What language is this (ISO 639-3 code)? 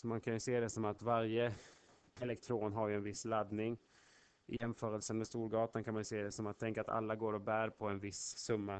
swe